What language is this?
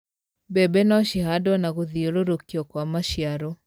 Kikuyu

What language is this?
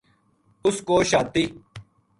Gujari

